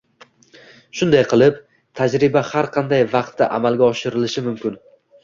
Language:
Uzbek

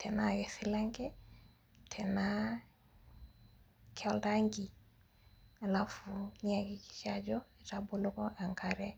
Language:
Masai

